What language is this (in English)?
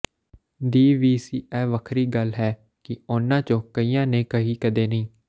Punjabi